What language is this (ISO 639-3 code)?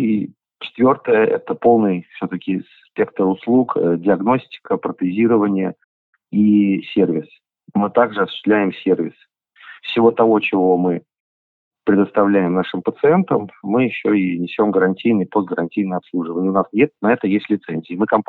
rus